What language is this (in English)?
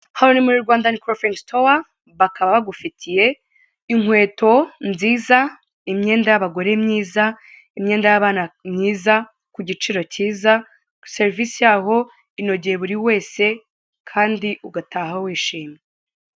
Kinyarwanda